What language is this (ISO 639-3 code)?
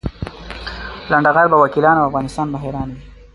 pus